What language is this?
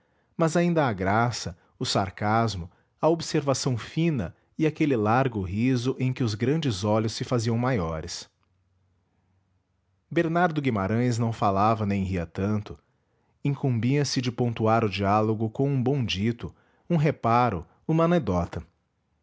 Portuguese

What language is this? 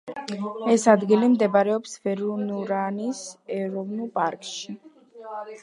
Georgian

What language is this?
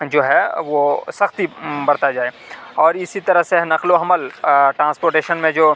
Urdu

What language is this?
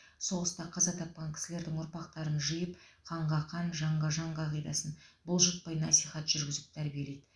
Kazakh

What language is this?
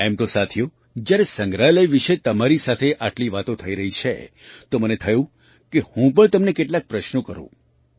Gujarati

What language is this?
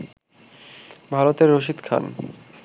Bangla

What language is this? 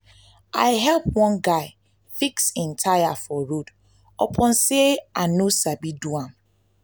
Nigerian Pidgin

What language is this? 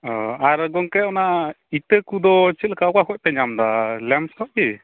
Santali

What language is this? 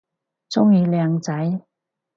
Cantonese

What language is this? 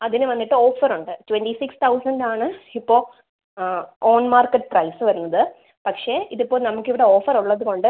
Malayalam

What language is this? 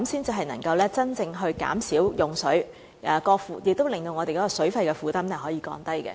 Cantonese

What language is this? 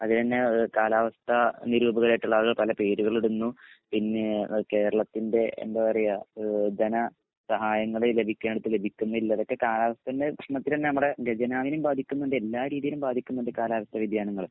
Malayalam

